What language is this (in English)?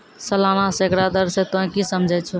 Maithili